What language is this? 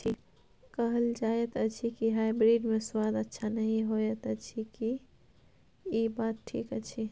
Maithili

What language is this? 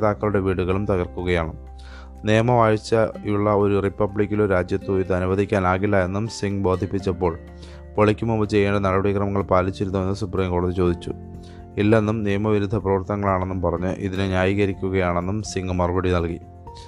Malayalam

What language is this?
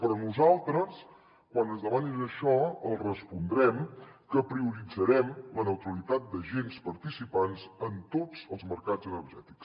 Catalan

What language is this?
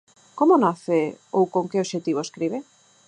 Galician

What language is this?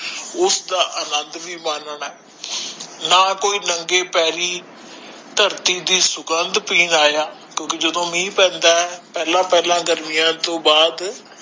Punjabi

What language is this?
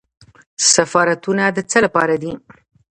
Pashto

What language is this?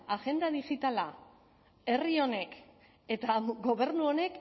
Basque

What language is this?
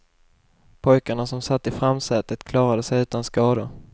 Swedish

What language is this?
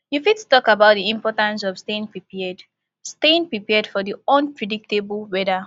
Nigerian Pidgin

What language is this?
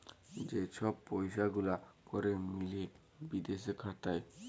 Bangla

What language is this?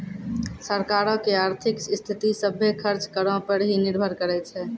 Maithili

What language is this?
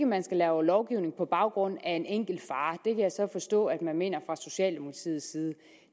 Danish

